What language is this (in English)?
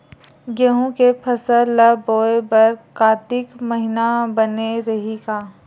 Chhattisgarhi